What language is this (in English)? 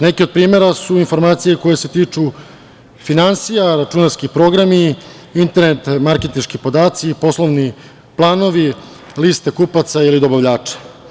Serbian